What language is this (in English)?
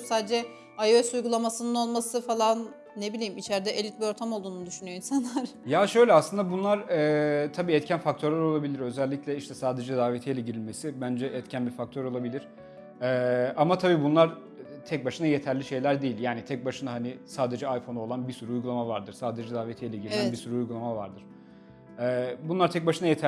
Turkish